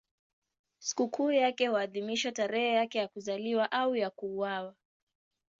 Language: Swahili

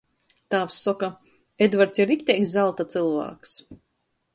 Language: Latgalian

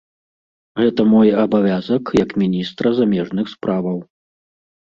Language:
Belarusian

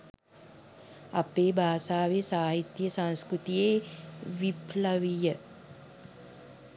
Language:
Sinhala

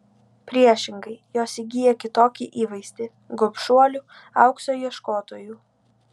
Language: Lithuanian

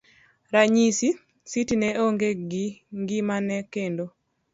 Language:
Luo (Kenya and Tanzania)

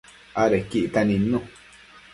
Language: Matsés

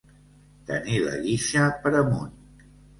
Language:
Catalan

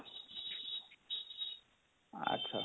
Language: Odia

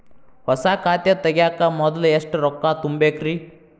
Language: Kannada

